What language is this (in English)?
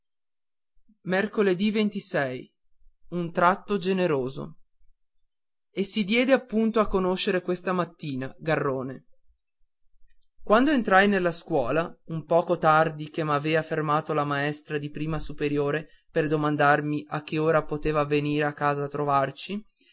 Italian